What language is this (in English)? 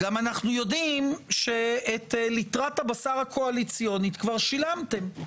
Hebrew